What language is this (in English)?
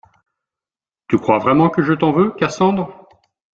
French